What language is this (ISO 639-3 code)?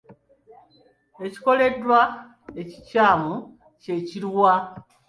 lug